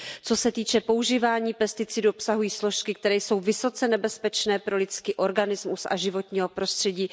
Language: Czech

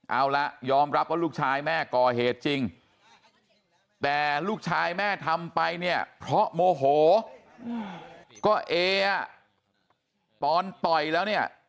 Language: Thai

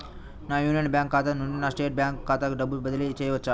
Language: Telugu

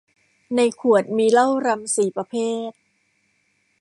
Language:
Thai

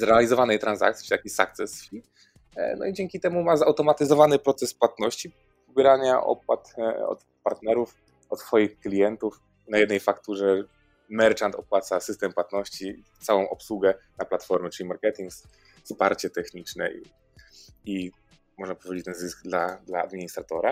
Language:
Polish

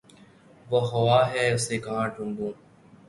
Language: Urdu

